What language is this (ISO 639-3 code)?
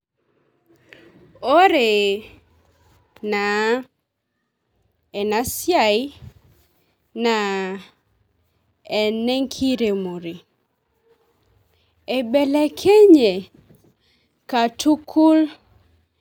mas